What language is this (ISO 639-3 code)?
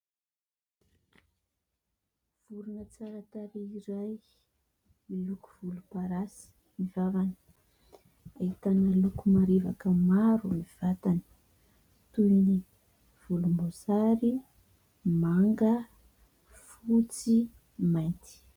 mlg